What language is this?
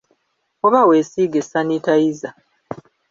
Ganda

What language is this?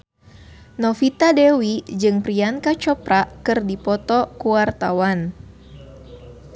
Sundanese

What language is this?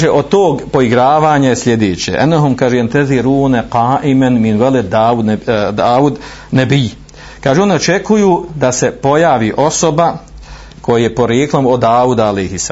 Croatian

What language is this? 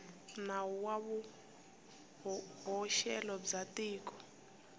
Tsonga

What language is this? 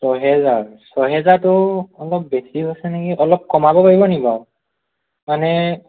Assamese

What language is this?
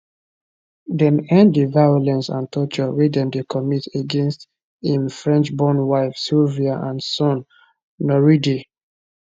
Nigerian Pidgin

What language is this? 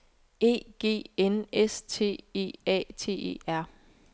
Danish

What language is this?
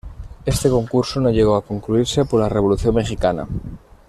Spanish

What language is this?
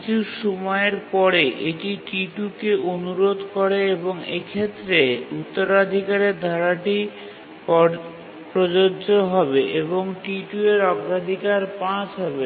Bangla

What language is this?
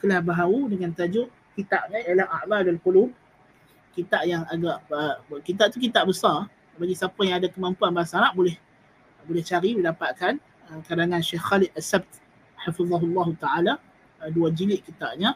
Malay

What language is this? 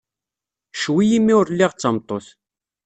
Kabyle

